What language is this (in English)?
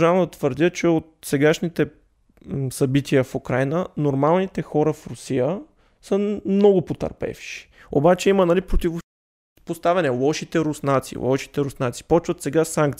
Bulgarian